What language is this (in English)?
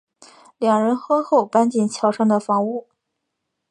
Chinese